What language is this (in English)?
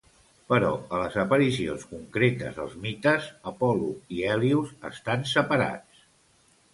Catalan